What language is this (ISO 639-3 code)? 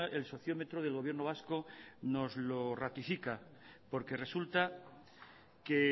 spa